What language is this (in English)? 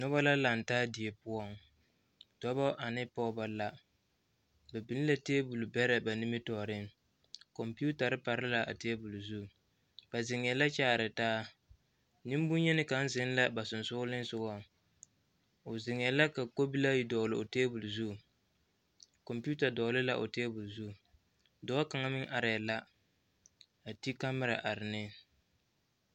Southern Dagaare